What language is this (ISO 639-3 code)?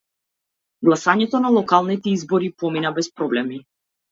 mkd